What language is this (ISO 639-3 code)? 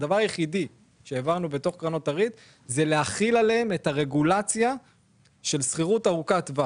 heb